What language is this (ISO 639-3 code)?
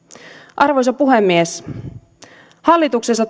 fin